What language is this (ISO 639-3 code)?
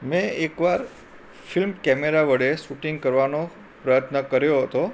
guj